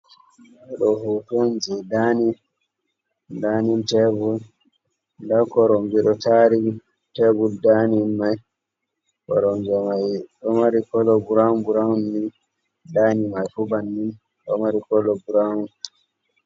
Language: Fula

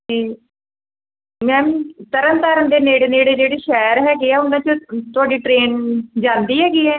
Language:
Punjabi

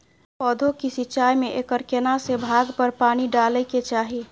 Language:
Maithili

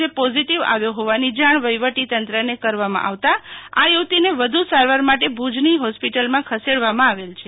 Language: Gujarati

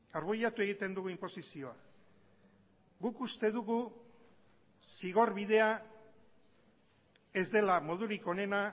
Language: Basque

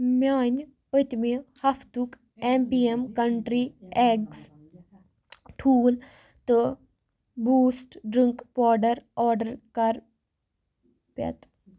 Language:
Kashmiri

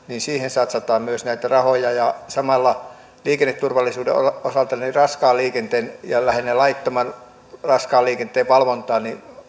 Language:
Finnish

